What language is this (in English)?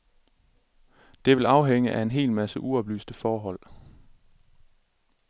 Danish